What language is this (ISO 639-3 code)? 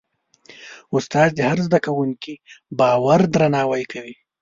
pus